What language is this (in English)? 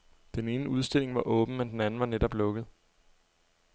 Danish